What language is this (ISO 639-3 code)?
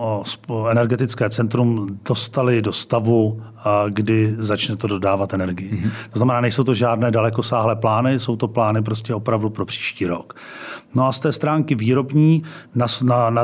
ces